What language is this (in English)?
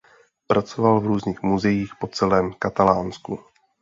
Czech